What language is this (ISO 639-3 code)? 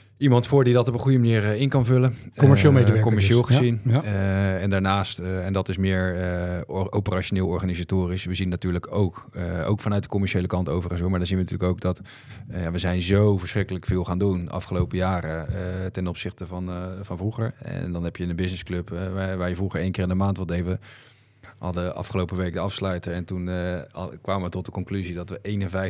nld